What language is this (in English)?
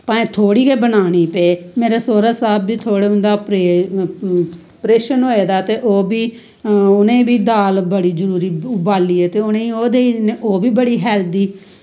Dogri